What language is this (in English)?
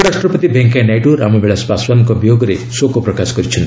Odia